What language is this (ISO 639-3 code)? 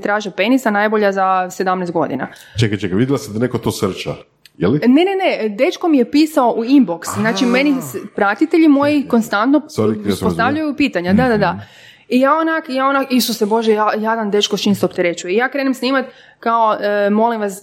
hrv